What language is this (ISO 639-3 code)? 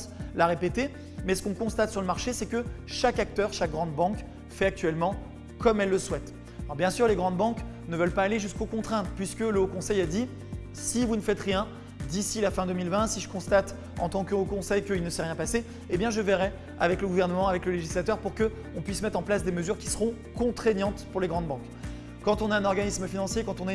fra